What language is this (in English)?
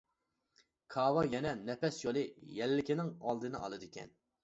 Uyghur